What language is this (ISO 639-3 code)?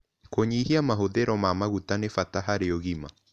kik